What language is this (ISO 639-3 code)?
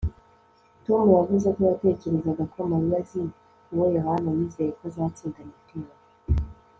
kin